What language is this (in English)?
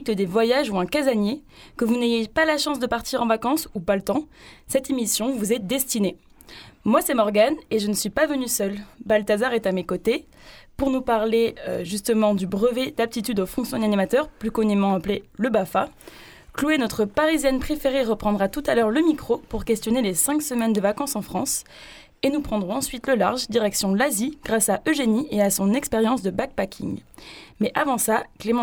French